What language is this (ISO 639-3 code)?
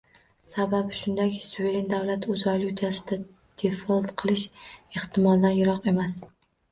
uzb